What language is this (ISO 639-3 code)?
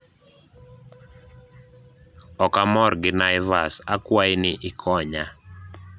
luo